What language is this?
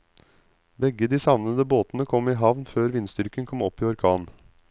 Norwegian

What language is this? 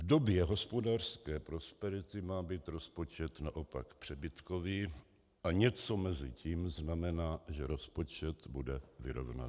Czech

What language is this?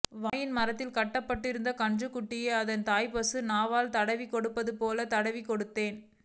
Tamil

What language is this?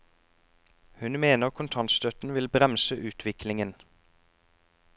Norwegian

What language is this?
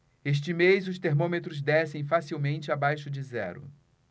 Portuguese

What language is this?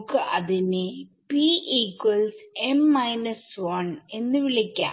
Malayalam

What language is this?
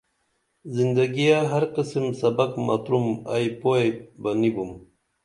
Dameli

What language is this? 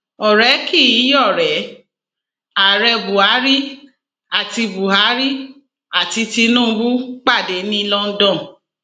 Yoruba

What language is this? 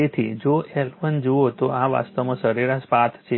Gujarati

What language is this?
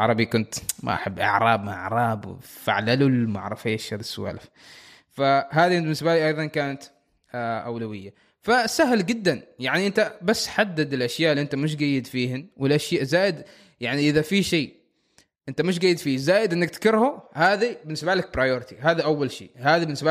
Arabic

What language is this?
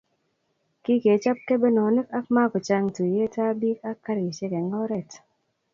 Kalenjin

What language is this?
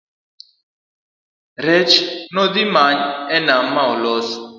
Luo (Kenya and Tanzania)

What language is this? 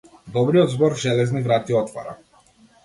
Macedonian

